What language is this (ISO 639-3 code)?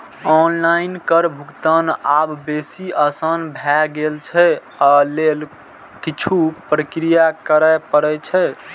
mai